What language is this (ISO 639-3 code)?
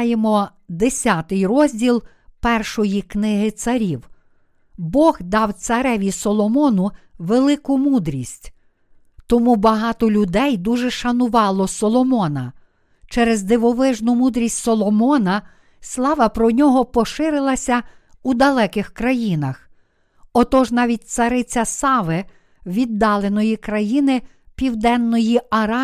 ukr